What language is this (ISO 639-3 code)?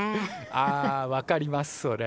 jpn